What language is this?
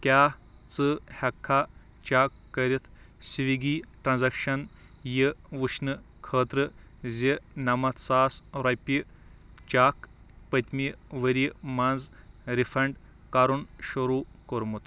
Kashmiri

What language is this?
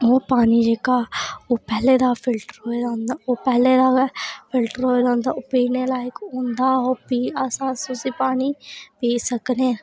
Dogri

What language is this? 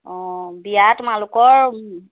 Assamese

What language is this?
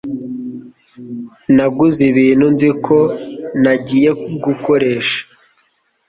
Kinyarwanda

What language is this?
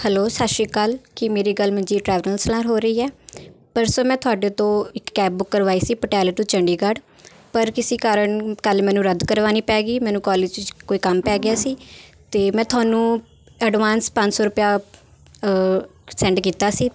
Punjabi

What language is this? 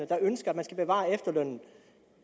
Danish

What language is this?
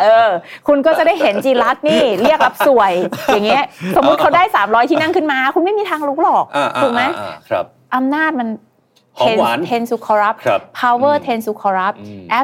Thai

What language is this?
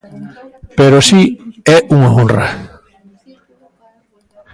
Galician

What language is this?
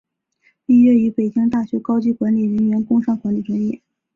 Chinese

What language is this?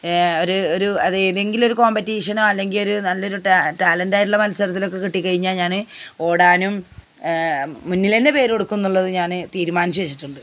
Malayalam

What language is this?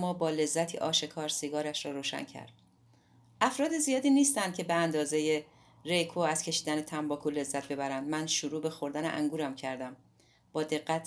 Persian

